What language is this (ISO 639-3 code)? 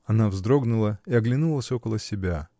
rus